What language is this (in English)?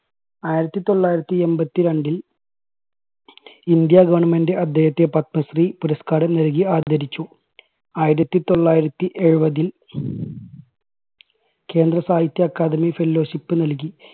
Malayalam